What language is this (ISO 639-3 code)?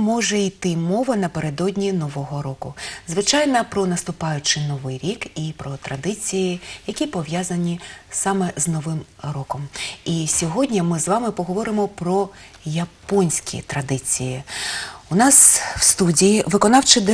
rus